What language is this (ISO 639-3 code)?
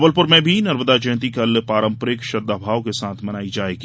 hin